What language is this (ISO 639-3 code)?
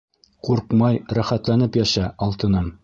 bak